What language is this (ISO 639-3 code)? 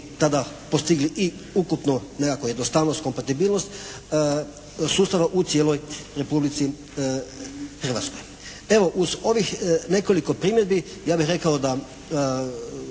hrv